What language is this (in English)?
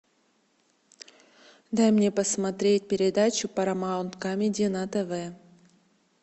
Russian